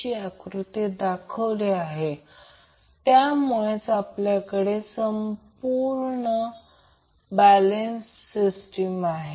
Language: Marathi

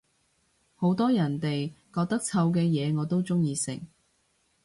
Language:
Cantonese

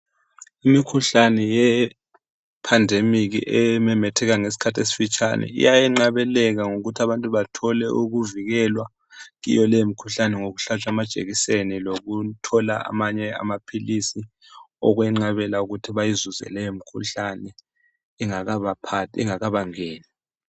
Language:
North Ndebele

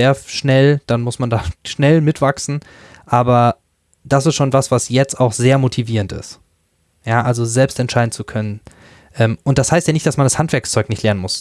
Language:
German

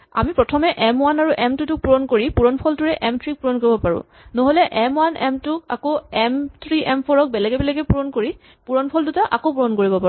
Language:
Assamese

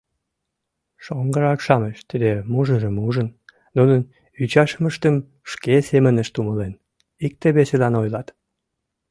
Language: Mari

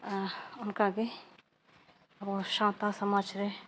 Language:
Santali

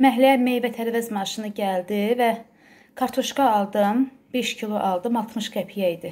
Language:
Turkish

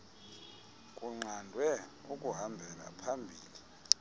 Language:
Xhosa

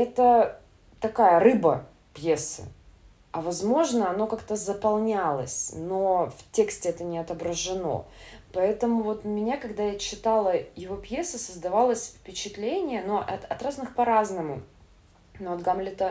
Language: Russian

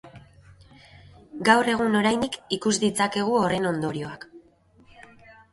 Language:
Basque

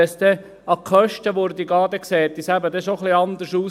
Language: Swiss German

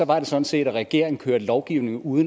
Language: Danish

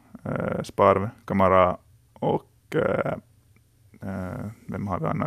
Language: Swedish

